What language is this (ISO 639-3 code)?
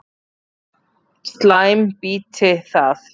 isl